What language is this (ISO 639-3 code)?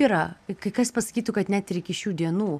lit